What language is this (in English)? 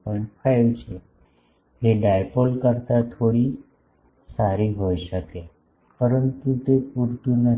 Gujarati